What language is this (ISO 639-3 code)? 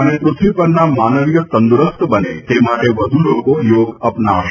guj